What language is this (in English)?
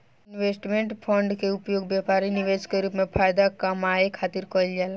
Bhojpuri